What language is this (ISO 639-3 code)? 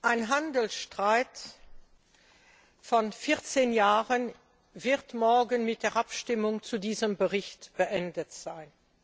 deu